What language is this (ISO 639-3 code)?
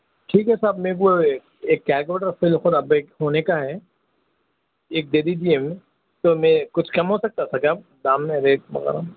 urd